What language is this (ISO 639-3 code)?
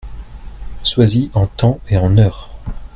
fra